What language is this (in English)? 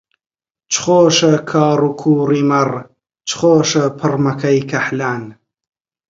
Central Kurdish